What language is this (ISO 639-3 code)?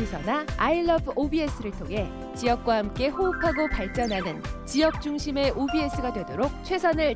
kor